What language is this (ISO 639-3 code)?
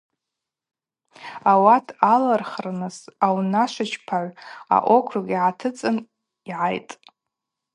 abq